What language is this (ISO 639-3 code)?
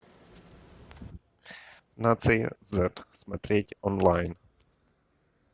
rus